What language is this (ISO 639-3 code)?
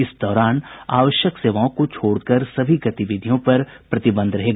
hin